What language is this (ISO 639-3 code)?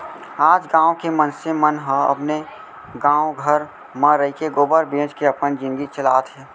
hne